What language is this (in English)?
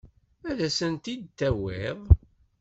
Kabyle